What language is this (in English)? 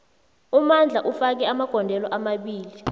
South Ndebele